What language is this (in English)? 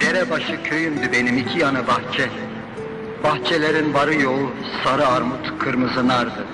Turkish